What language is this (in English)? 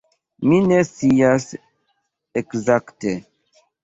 Esperanto